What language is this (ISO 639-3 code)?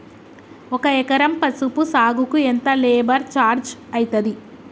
tel